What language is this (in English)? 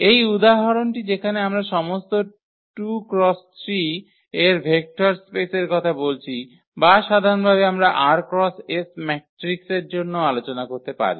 Bangla